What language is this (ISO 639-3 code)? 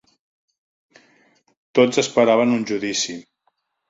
cat